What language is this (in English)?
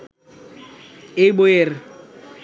Bangla